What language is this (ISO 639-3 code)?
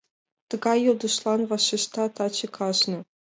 chm